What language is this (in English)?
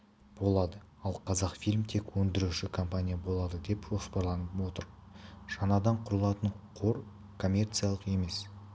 Kazakh